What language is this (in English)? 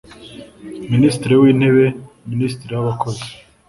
Kinyarwanda